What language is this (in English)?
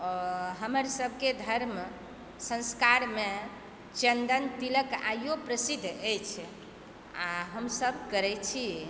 Maithili